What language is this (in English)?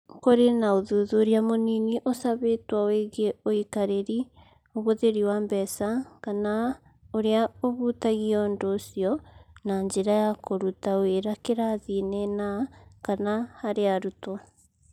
Kikuyu